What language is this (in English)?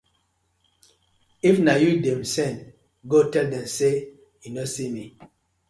Nigerian Pidgin